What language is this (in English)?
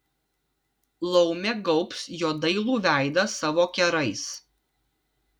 Lithuanian